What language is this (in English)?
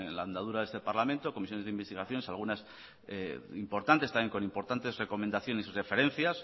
Spanish